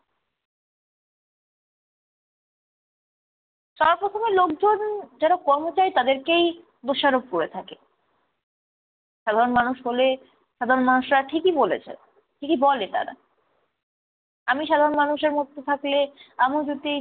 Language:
Bangla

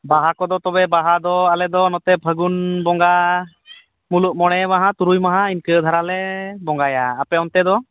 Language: Santali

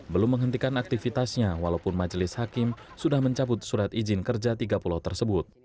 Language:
Indonesian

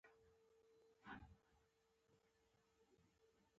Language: Pashto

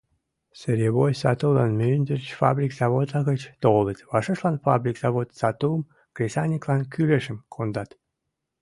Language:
Mari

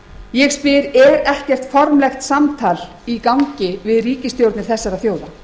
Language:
Icelandic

